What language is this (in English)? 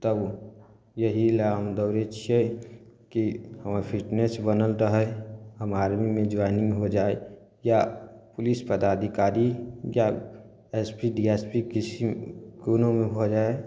Maithili